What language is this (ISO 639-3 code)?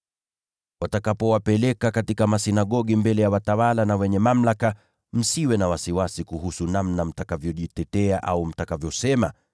swa